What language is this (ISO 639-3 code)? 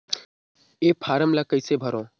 hne